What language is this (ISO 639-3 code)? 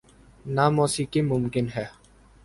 urd